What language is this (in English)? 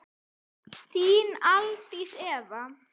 Icelandic